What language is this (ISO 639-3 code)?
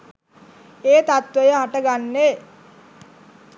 sin